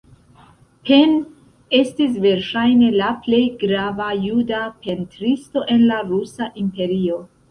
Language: Esperanto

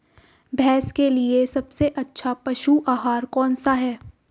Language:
Hindi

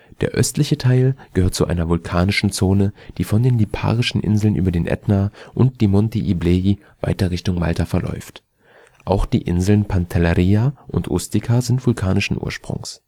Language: German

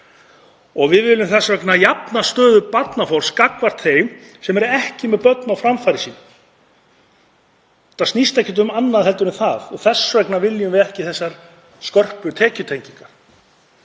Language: Icelandic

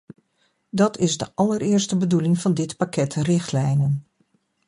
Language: Dutch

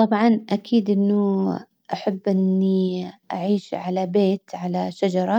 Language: Hijazi Arabic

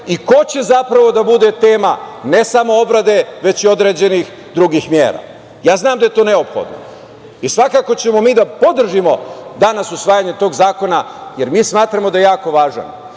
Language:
Serbian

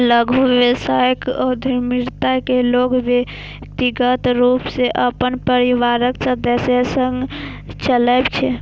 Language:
Maithili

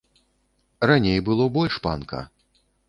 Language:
Belarusian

